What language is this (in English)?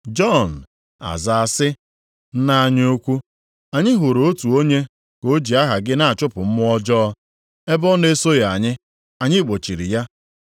Igbo